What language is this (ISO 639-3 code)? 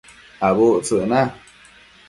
mcf